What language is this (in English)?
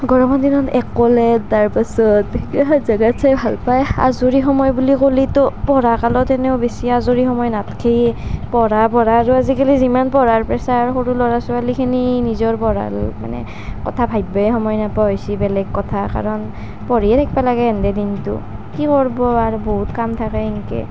Assamese